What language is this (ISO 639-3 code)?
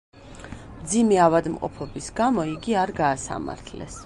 kat